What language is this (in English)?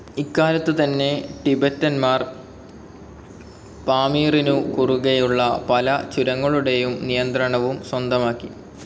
Malayalam